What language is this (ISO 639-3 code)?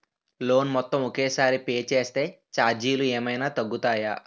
tel